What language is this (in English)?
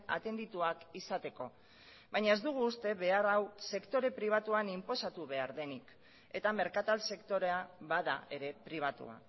Basque